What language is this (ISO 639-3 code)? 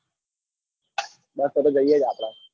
guj